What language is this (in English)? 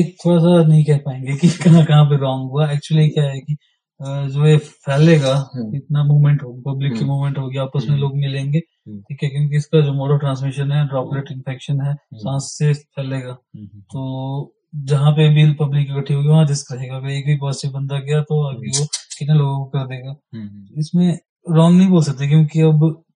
Hindi